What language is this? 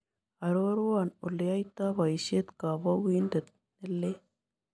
Kalenjin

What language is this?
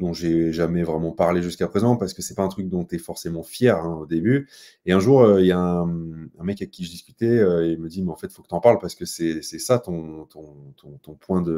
French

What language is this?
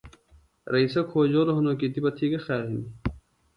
Phalura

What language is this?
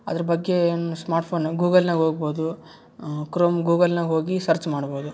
Kannada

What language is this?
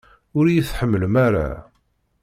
Kabyle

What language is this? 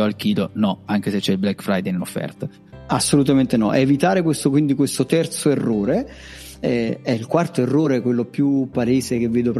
Italian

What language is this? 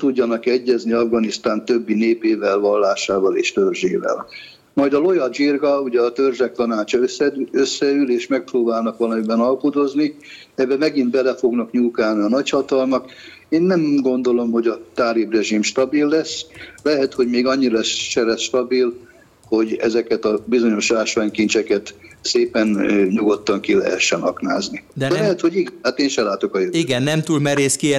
Hungarian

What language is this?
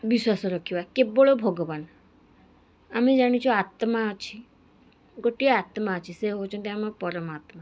Odia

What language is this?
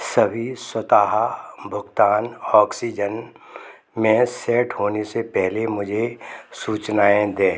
Hindi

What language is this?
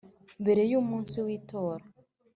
Kinyarwanda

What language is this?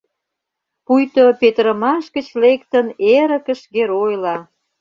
Mari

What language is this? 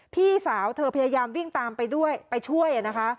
Thai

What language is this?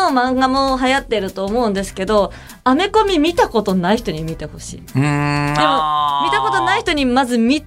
Japanese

